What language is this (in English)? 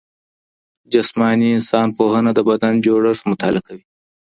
Pashto